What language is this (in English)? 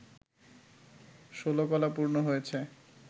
Bangla